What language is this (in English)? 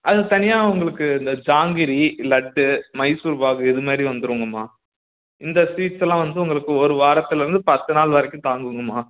Tamil